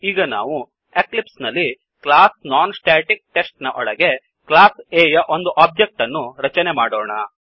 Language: Kannada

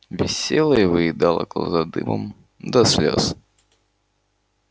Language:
Russian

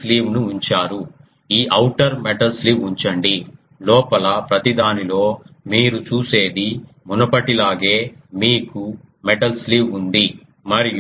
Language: Telugu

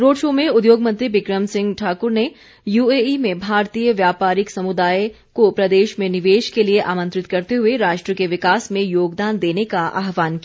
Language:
Hindi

